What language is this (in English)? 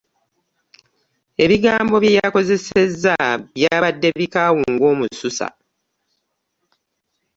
Ganda